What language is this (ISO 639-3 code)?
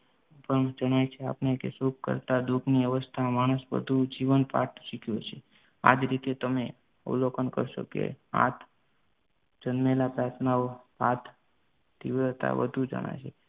guj